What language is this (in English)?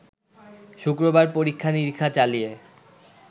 Bangla